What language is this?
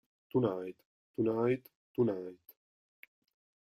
Italian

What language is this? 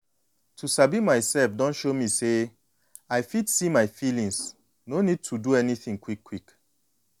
Nigerian Pidgin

